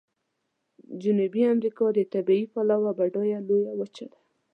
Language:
Pashto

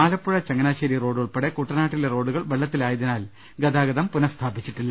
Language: Malayalam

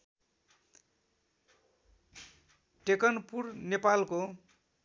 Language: Nepali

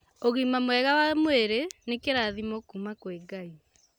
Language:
Kikuyu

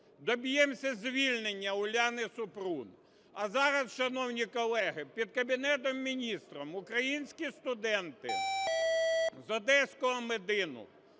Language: Ukrainian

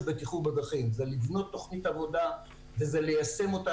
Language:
Hebrew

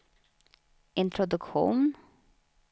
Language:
Swedish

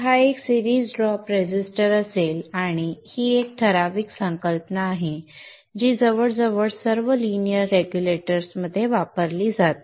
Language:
Marathi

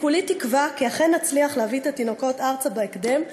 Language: Hebrew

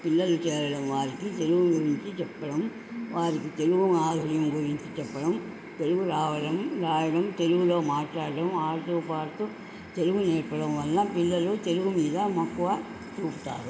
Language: Telugu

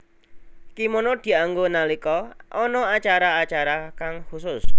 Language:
Javanese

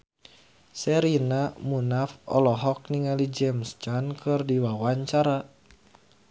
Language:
Sundanese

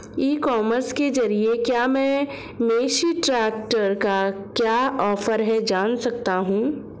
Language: Hindi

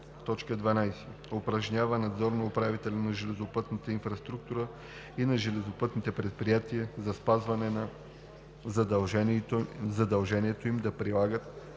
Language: Bulgarian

